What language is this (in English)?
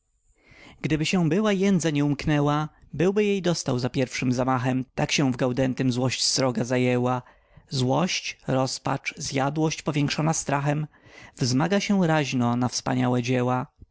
Polish